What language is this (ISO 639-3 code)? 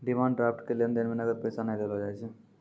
mai